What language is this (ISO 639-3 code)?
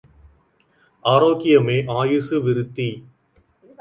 tam